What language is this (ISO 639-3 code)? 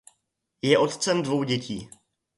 ces